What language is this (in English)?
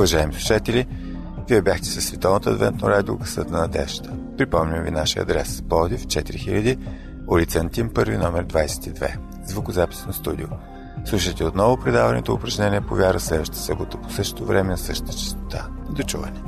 Bulgarian